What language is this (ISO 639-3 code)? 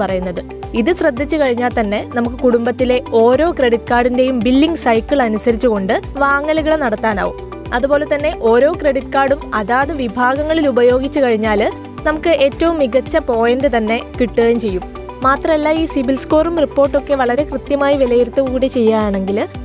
mal